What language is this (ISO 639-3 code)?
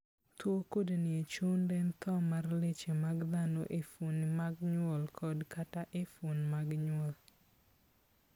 luo